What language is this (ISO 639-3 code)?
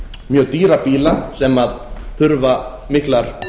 isl